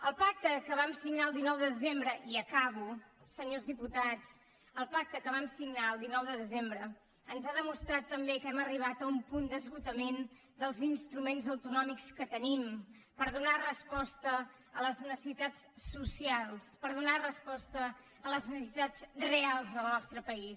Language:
Catalan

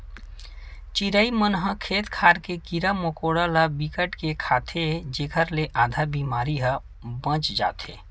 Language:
Chhattisgarhi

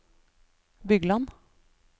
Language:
Norwegian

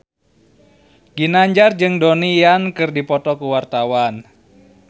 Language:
Sundanese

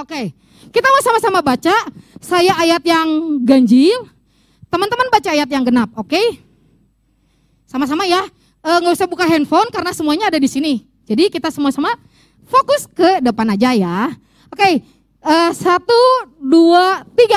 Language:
Indonesian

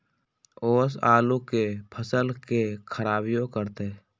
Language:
Magahi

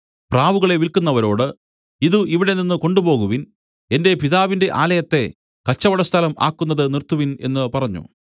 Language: Malayalam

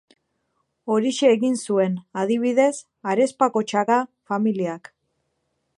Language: Basque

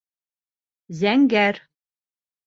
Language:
Bashkir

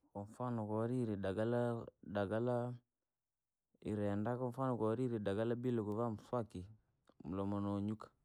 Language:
Langi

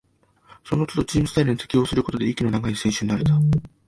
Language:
Japanese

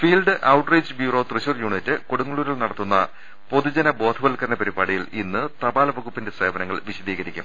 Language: Malayalam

